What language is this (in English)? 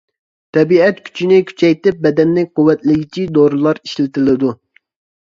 Uyghur